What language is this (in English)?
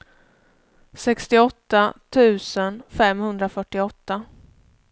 Swedish